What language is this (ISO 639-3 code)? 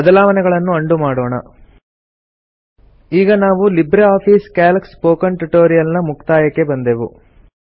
kan